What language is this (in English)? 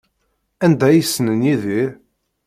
Kabyle